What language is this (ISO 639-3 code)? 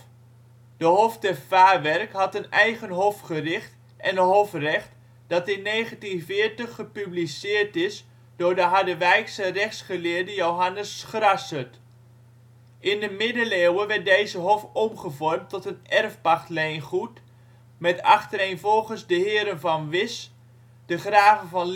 nld